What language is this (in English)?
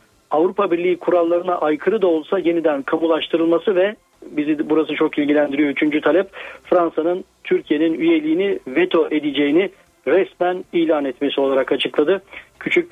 Turkish